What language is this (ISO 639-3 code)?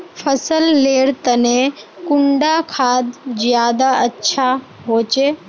mag